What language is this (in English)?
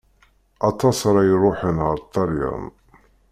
Kabyle